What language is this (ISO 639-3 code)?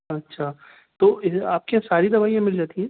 urd